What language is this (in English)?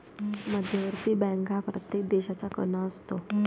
Marathi